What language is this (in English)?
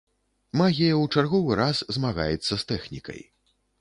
Belarusian